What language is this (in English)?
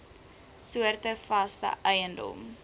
Afrikaans